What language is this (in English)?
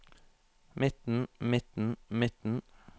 Norwegian